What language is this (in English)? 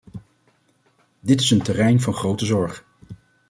Dutch